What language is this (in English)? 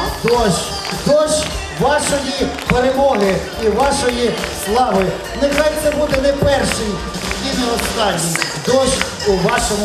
Ukrainian